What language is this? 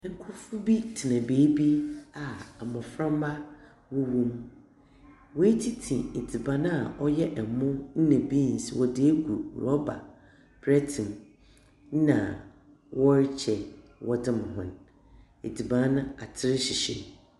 Akan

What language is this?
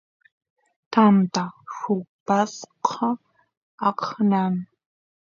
Santiago del Estero Quichua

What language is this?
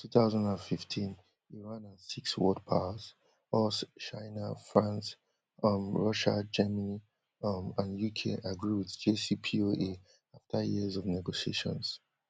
Nigerian Pidgin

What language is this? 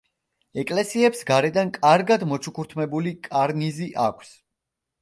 Georgian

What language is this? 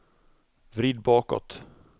Swedish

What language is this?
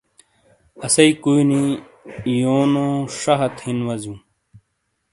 Shina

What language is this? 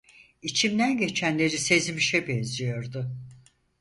Turkish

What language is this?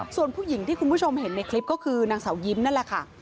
Thai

